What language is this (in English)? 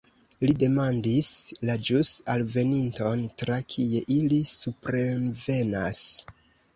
Esperanto